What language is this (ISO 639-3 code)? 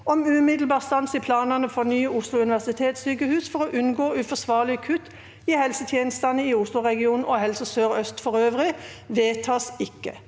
nor